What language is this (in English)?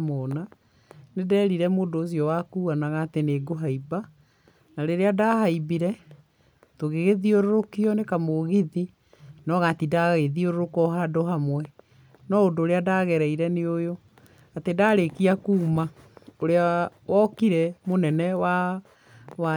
Kikuyu